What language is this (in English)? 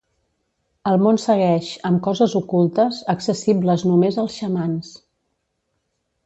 Catalan